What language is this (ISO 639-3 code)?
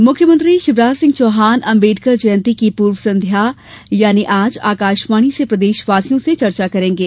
hin